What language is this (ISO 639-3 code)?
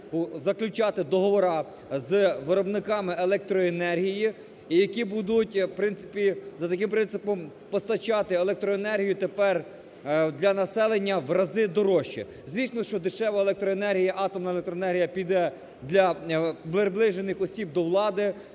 ukr